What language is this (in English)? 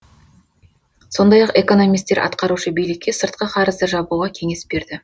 Kazakh